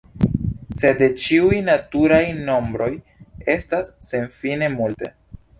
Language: Esperanto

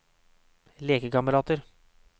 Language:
Norwegian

